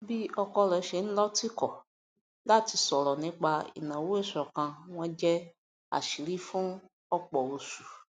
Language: Yoruba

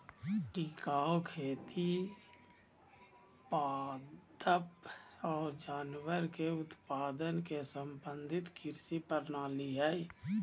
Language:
Magahi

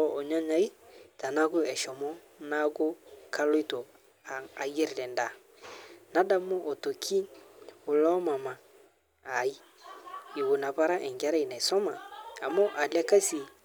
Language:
Masai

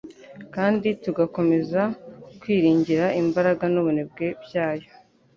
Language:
Kinyarwanda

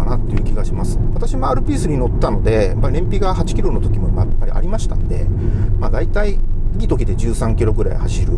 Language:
Japanese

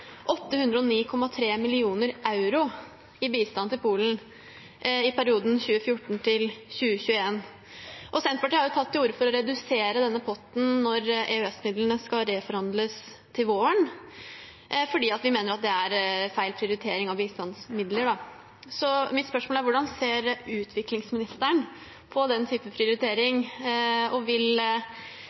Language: Norwegian Bokmål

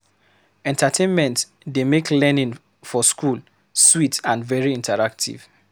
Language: Nigerian Pidgin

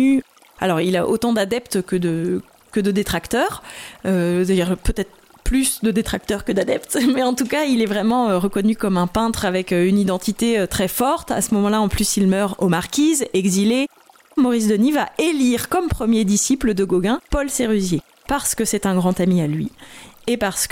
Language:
French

